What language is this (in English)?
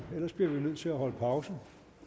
Danish